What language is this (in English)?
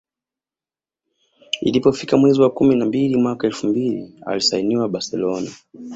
Swahili